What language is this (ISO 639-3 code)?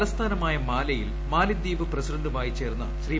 mal